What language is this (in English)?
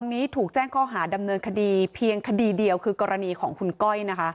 Thai